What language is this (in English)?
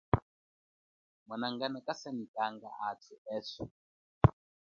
Chokwe